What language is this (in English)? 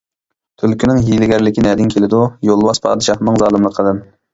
Uyghur